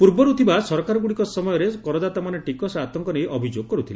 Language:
Odia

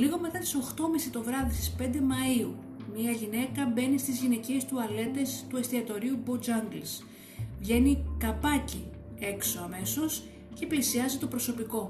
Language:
Greek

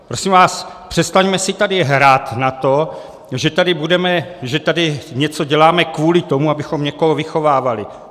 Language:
Czech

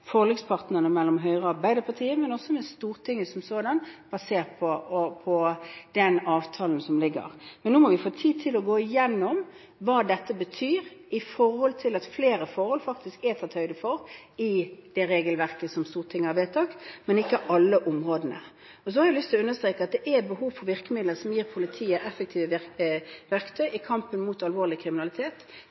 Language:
Norwegian Bokmål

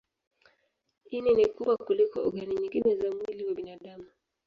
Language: Swahili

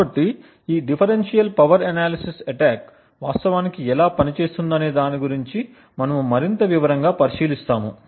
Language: Telugu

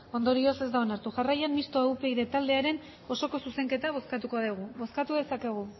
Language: Basque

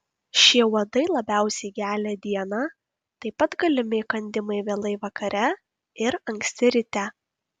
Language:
Lithuanian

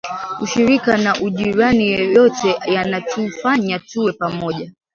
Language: Swahili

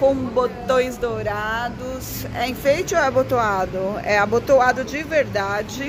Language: Portuguese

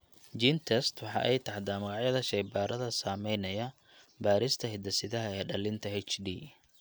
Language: Somali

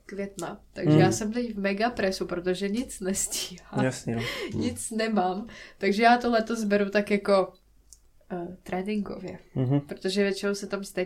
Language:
Czech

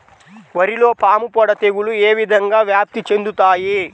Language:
Telugu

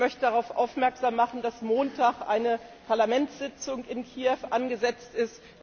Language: German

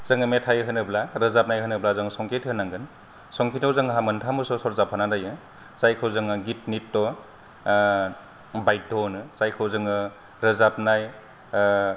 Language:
Bodo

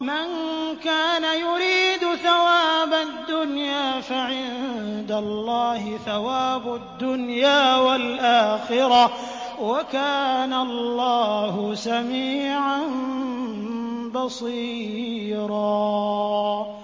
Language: Arabic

